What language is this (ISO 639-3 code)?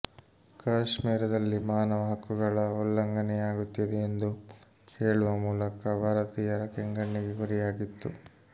kan